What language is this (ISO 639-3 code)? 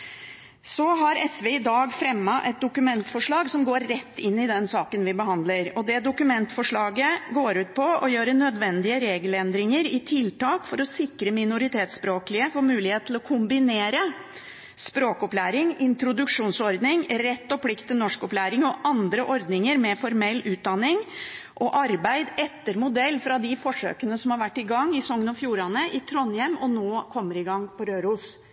nob